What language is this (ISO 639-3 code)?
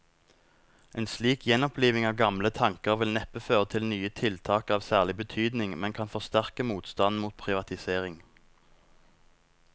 nor